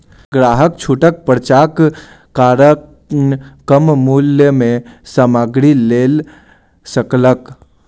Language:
Maithili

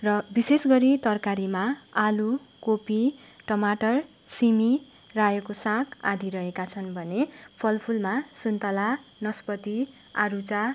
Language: Nepali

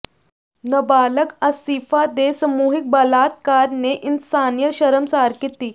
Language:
Punjabi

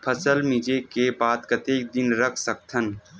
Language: Chhattisgarhi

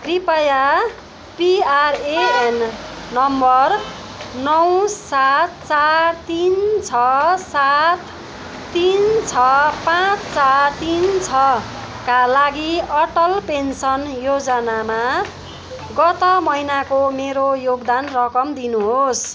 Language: Nepali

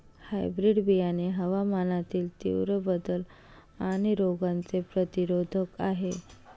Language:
Marathi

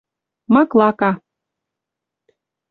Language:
Western Mari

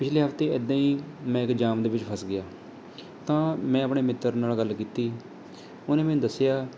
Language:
Punjabi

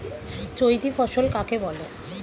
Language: Bangla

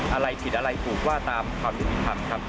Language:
Thai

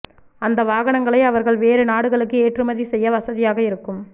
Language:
Tamil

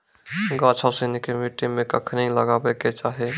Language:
Maithili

